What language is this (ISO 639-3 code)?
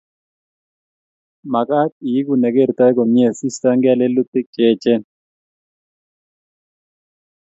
kln